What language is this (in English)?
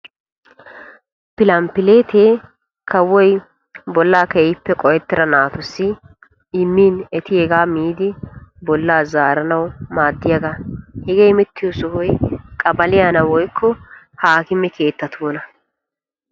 Wolaytta